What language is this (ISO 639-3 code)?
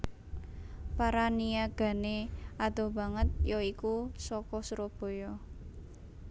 jav